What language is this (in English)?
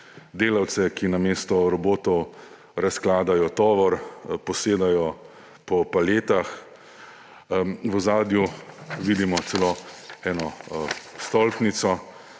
Slovenian